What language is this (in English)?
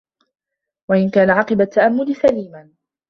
Arabic